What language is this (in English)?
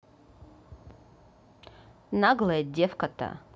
Russian